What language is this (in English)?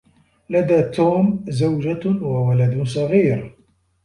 Arabic